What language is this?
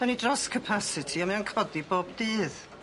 Welsh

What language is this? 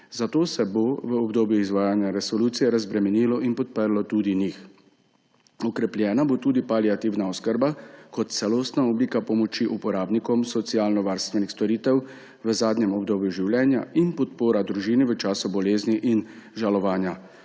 Slovenian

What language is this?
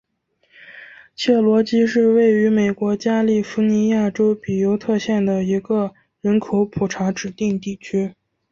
Chinese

